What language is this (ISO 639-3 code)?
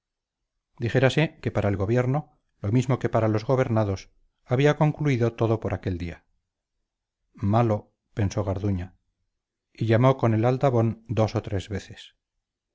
spa